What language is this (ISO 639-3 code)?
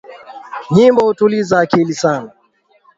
swa